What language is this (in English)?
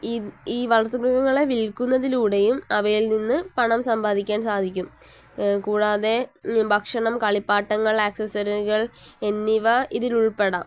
Malayalam